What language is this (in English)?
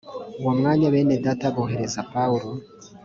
Kinyarwanda